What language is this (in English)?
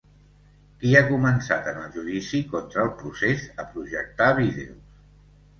Catalan